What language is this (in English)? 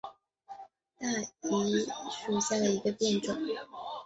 Chinese